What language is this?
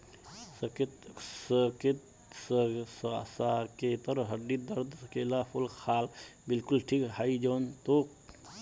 Magahi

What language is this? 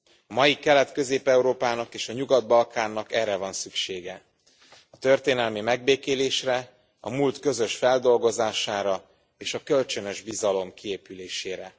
Hungarian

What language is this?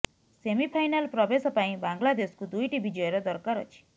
Odia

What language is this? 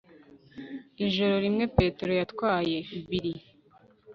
Kinyarwanda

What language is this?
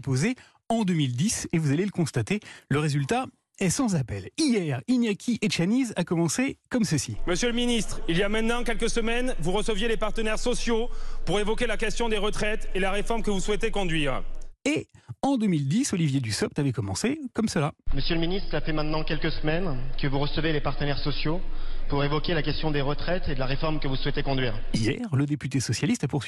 French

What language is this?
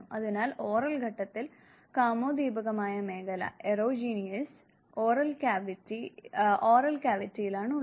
Malayalam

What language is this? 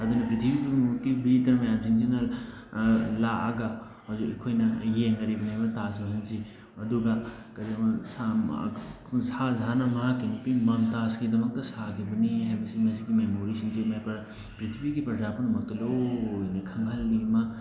Manipuri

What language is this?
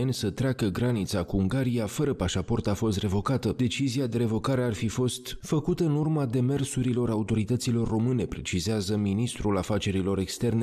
Romanian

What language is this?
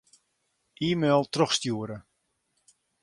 Western Frisian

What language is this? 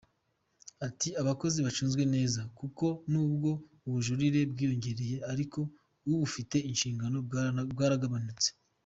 Kinyarwanda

